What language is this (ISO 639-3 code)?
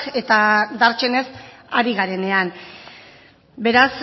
eus